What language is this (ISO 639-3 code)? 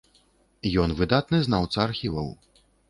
bel